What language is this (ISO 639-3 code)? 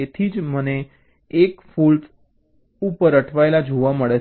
guj